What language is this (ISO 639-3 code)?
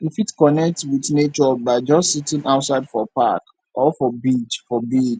pcm